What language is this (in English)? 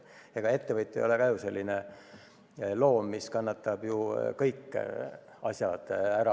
Estonian